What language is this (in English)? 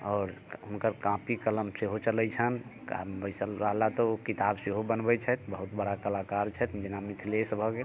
Maithili